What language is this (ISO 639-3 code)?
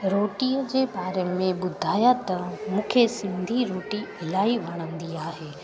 snd